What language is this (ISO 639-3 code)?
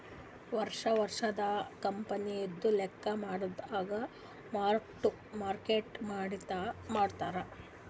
kan